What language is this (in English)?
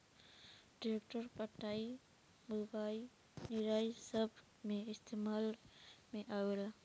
Bhojpuri